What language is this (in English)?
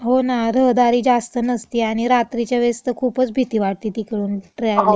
Marathi